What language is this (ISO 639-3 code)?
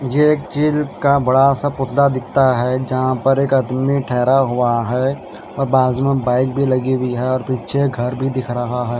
hin